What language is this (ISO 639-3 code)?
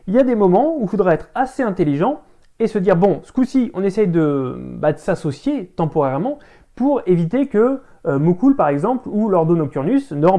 fra